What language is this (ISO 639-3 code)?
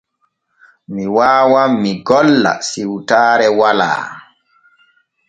fue